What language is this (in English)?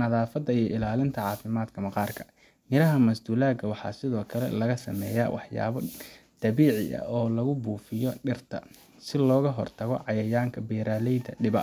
Somali